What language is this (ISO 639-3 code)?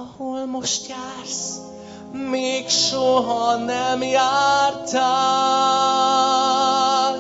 hun